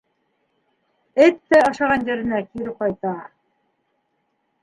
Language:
Bashkir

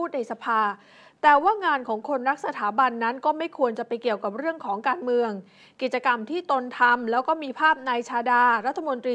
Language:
Thai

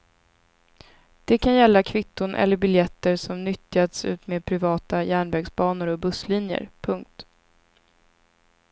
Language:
Swedish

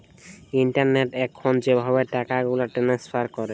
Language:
Bangla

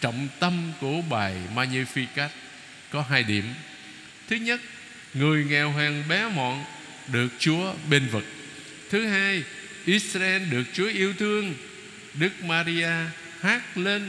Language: Vietnamese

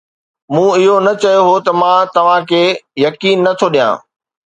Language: Sindhi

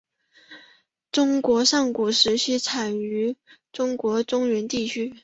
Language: Chinese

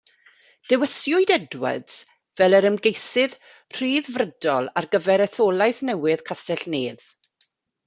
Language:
Welsh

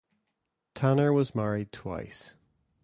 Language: English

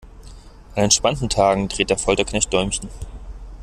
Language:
German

